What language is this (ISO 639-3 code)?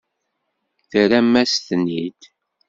kab